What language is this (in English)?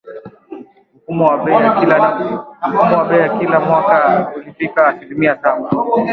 Swahili